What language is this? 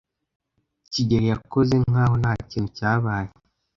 Kinyarwanda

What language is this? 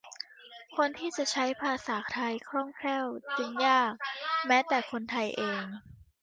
Thai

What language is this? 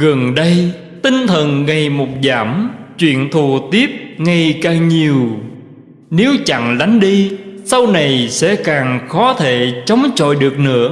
Vietnamese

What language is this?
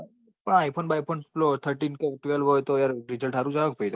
Gujarati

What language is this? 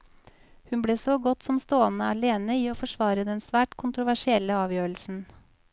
Norwegian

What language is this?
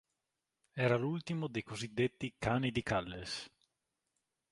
Italian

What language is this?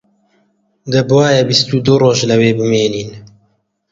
Central Kurdish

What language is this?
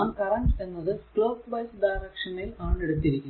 Malayalam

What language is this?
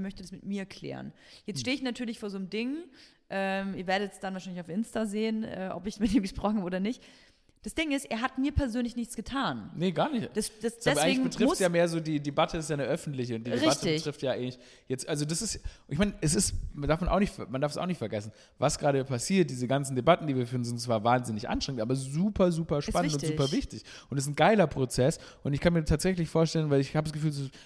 German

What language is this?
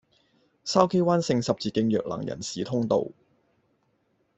Cantonese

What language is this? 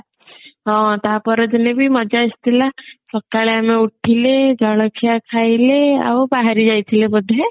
Odia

